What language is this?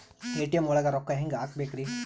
Kannada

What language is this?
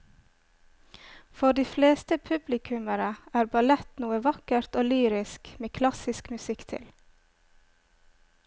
Norwegian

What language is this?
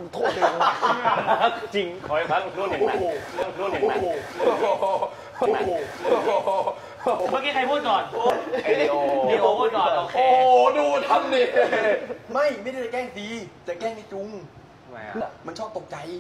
Thai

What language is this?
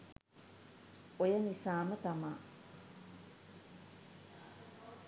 Sinhala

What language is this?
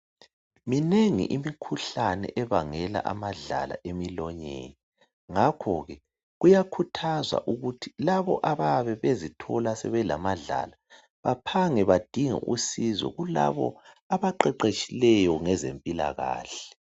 North Ndebele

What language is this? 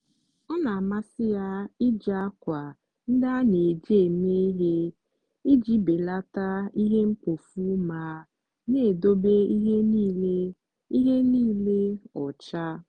Igbo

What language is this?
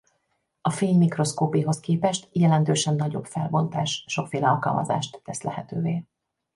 Hungarian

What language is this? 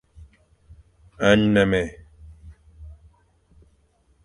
Fang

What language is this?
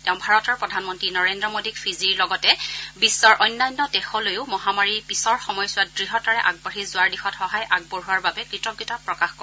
Assamese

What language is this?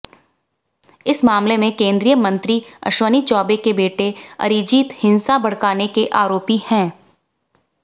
Hindi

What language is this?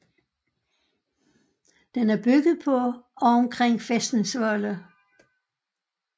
Danish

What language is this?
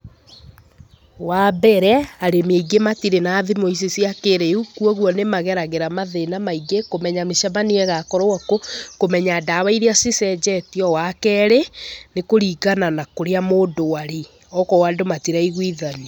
Kikuyu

